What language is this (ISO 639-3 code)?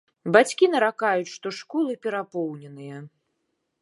bel